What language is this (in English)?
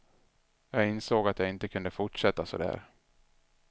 Swedish